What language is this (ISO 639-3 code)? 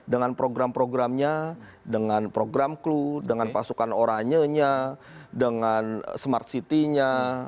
ind